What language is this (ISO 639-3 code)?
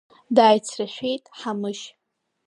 abk